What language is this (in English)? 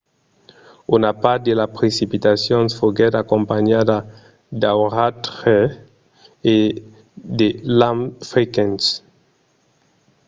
Occitan